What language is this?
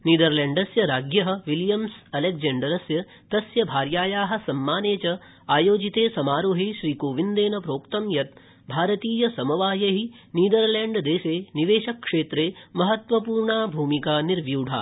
Sanskrit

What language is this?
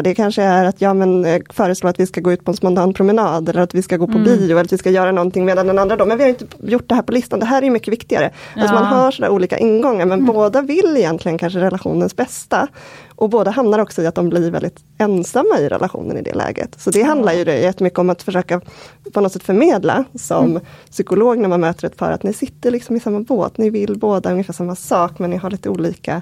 Swedish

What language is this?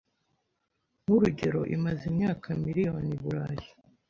Kinyarwanda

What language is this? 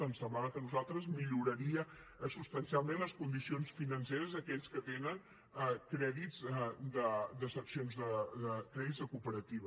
Catalan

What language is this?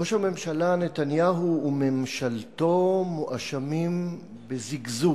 Hebrew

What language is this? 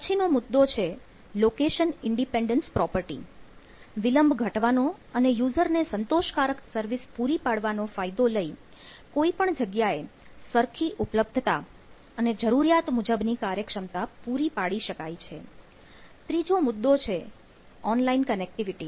Gujarati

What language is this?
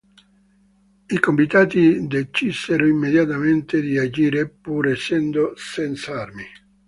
Italian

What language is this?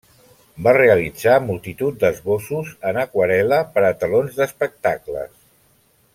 Catalan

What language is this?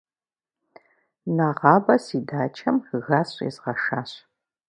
Kabardian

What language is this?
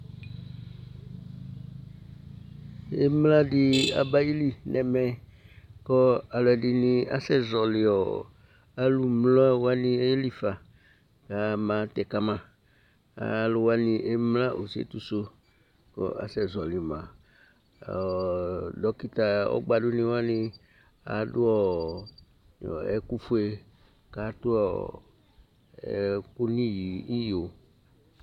Ikposo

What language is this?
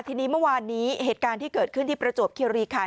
Thai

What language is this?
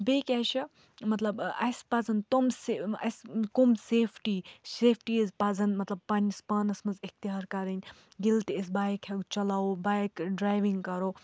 Kashmiri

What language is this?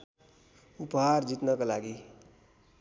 Nepali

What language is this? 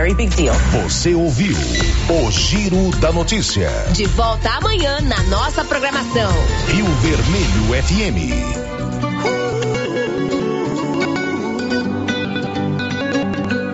Portuguese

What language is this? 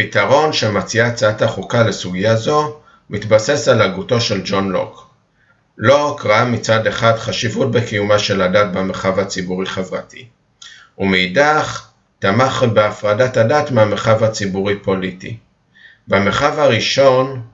Hebrew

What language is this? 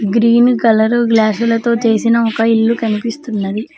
Telugu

